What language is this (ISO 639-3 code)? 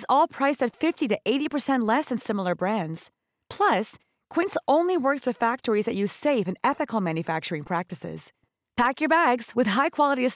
swe